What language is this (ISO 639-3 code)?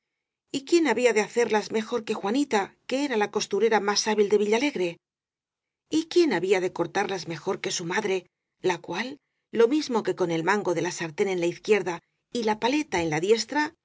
spa